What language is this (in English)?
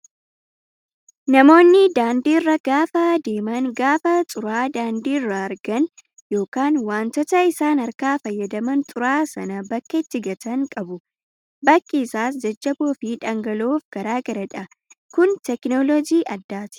Oromo